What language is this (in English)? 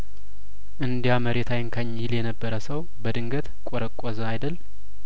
Amharic